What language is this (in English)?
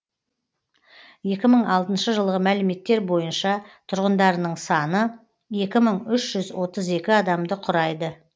Kazakh